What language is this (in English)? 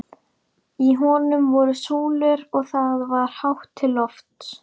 Icelandic